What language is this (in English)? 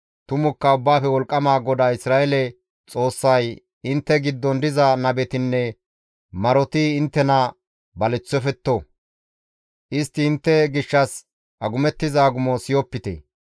Gamo